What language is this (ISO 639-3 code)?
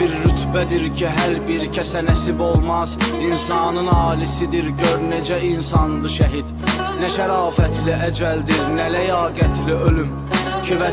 tur